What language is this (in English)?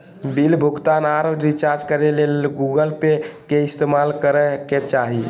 Magahi